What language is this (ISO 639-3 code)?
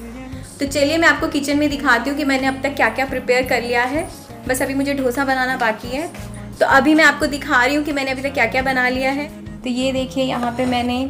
hin